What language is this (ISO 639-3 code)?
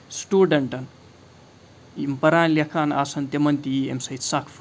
kas